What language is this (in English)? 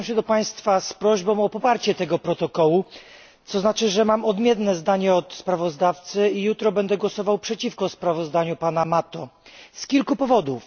Polish